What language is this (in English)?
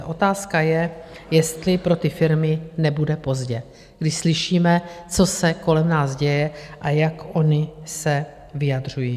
Czech